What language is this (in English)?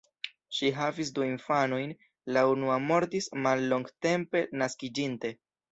Esperanto